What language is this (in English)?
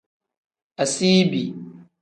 Tem